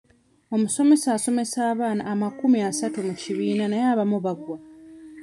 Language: Ganda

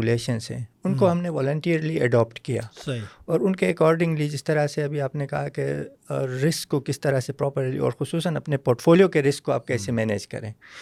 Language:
Urdu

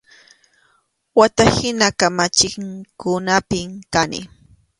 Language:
Arequipa-La Unión Quechua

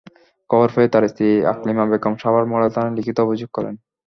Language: Bangla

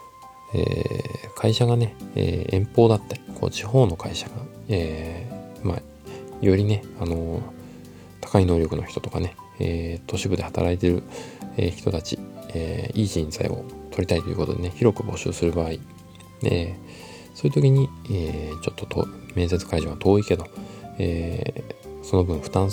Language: Japanese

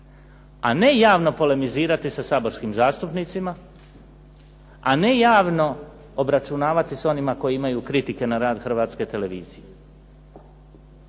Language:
Croatian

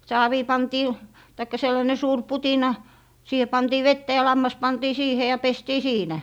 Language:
Finnish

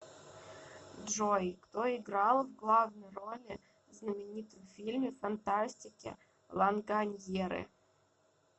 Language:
Russian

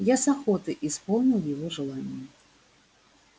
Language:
Russian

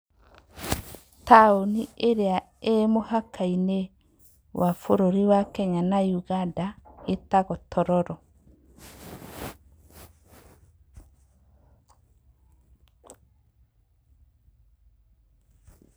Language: Kikuyu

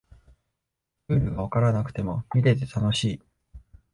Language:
Japanese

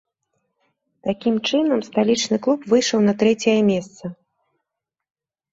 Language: Belarusian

